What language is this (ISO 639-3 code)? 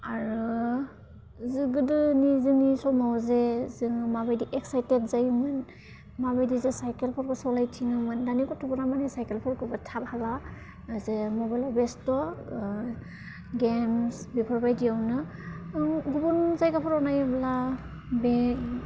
brx